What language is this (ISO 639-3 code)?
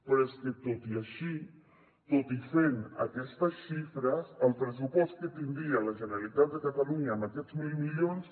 cat